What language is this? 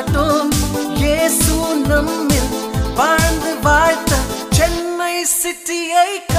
Tamil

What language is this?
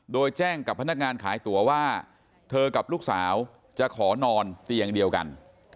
Thai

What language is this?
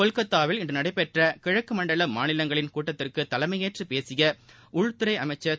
Tamil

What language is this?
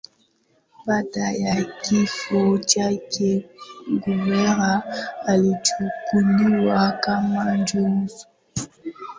Swahili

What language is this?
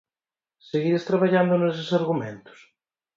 Galician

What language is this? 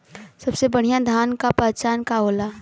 Bhojpuri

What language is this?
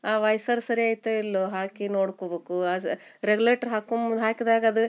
Kannada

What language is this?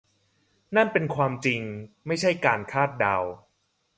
Thai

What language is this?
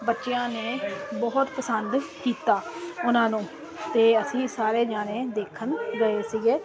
Punjabi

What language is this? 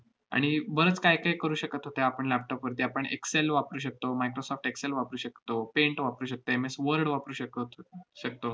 Marathi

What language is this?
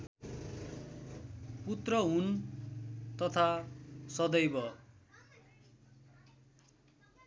Nepali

